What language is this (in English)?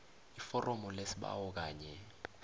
South Ndebele